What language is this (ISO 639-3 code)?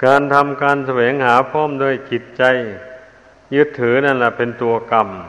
tha